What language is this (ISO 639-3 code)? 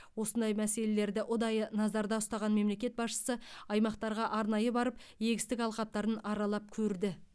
kaz